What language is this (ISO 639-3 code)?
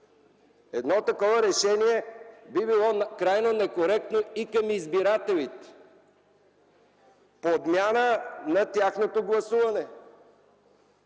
bul